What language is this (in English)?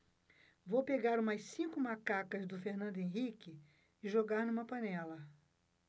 Portuguese